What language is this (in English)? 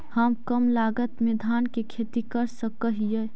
Magahi